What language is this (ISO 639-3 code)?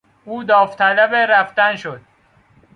fas